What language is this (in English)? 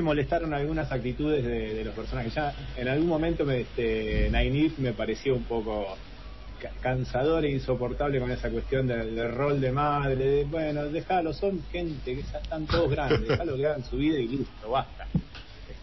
Spanish